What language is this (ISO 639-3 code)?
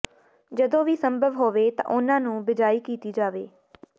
pan